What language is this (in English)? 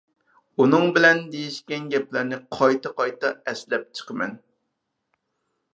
Uyghur